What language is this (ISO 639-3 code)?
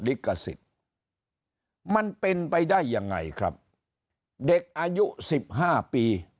tha